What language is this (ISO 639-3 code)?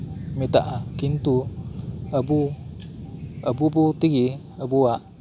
sat